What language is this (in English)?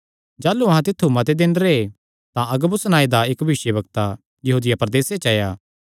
Kangri